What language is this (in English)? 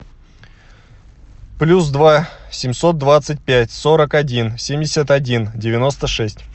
Russian